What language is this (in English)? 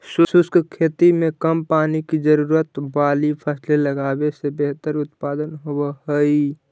Magahi